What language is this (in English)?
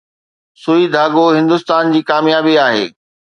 Sindhi